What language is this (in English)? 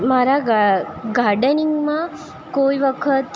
Gujarati